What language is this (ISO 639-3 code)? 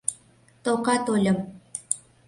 chm